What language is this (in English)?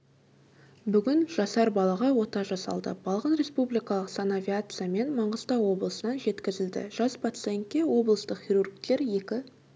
Kazakh